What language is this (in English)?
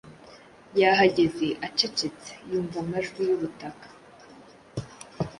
Kinyarwanda